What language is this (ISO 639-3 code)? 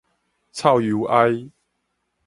nan